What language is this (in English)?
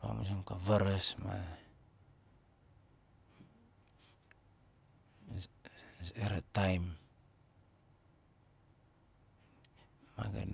Nalik